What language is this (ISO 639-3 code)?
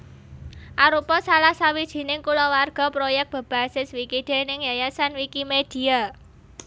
jav